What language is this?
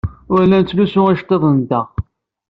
Kabyle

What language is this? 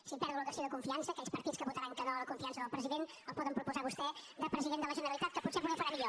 Catalan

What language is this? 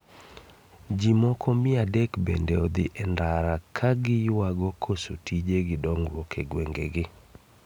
Luo (Kenya and Tanzania)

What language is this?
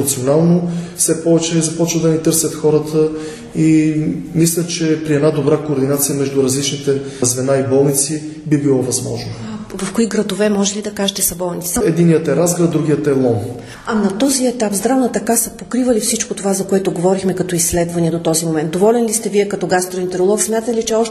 Bulgarian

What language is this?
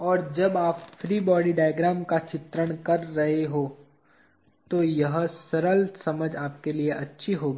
Hindi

